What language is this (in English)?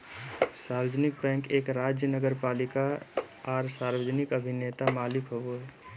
Magahi